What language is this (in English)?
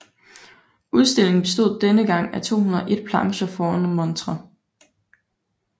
Danish